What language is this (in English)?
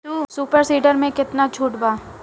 Bhojpuri